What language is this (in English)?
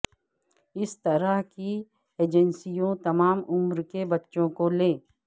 Urdu